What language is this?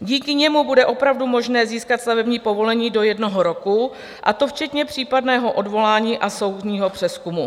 Czech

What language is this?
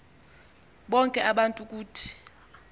Xhosa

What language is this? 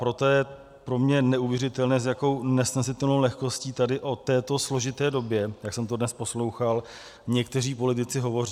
Czech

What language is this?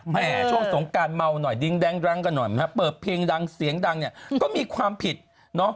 Thai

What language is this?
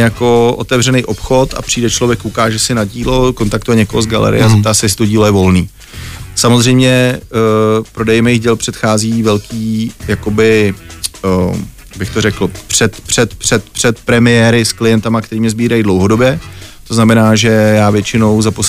Czech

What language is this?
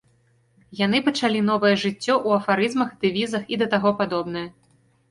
Belarusian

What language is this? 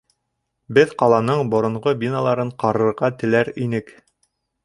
Bashkir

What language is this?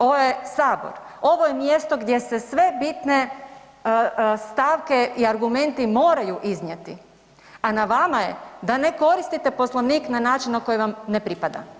Croatian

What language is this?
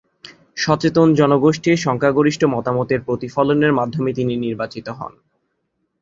Bangla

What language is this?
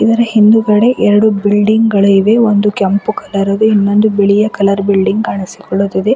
Kannada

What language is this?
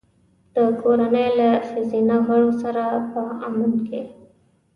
Pashto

